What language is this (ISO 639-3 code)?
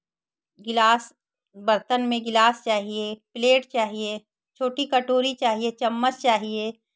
hin